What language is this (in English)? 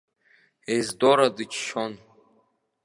Abkhazian